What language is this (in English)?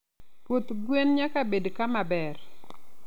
Luo (Kenya and Tanzania)